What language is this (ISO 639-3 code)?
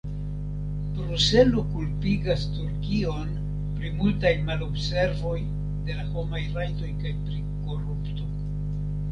epo